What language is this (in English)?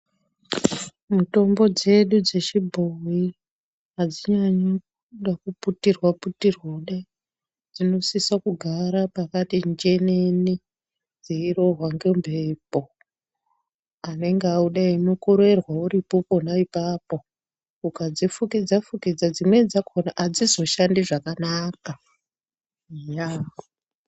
Ndau